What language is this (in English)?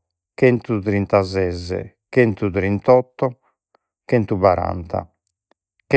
Sardinian